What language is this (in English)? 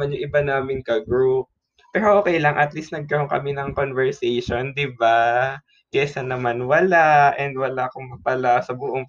Filipino